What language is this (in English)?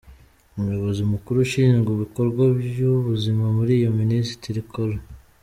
Kinyarwanda